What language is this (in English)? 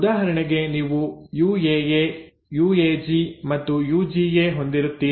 Kannada